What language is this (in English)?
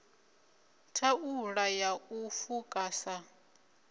Venda